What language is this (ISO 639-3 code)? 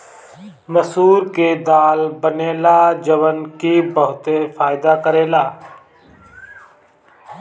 bho